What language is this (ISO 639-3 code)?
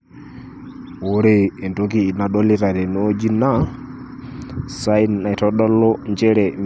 mas